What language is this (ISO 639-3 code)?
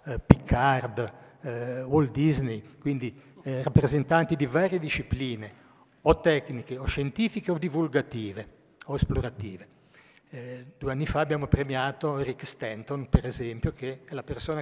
ita